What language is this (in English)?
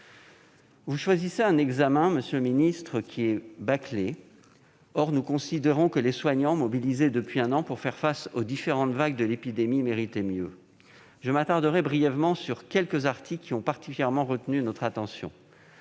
French